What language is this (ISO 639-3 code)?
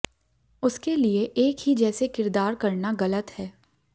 hin